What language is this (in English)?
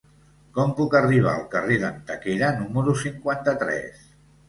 Catalan